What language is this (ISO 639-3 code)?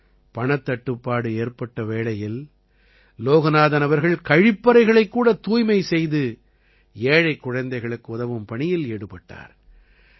tam